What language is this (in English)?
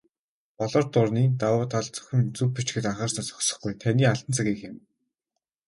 Mongolian